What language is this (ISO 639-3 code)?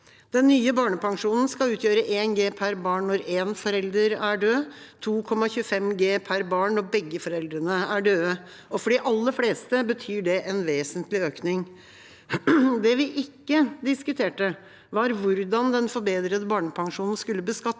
nor